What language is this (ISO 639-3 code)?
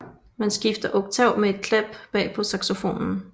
dan